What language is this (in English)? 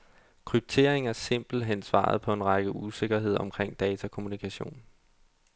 Danish